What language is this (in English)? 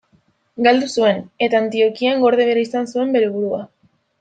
Basque